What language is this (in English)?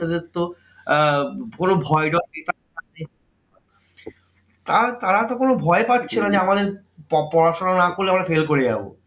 Bangla